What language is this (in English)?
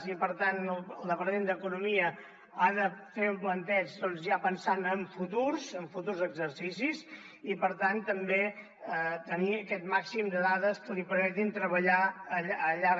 Catalan